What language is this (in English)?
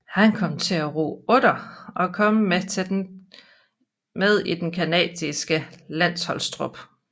Danish